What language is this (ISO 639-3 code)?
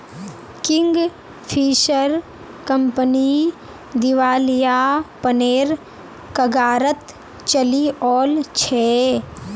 mag